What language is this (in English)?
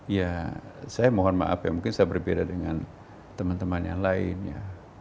Indonesian